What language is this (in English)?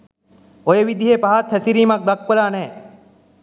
Sinhala